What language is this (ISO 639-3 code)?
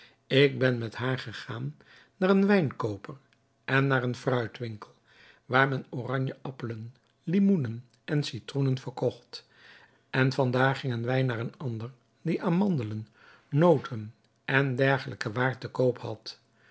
nld